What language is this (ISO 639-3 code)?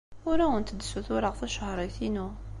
kab